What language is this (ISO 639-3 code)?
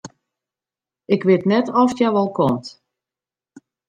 fry